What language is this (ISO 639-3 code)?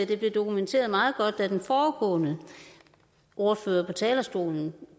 dan